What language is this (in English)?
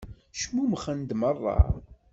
Kabyle